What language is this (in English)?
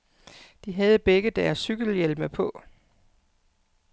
Danish